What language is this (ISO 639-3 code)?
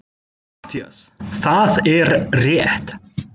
isl